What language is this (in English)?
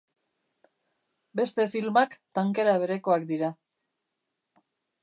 Basque